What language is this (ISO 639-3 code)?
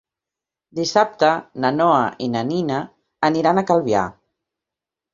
cat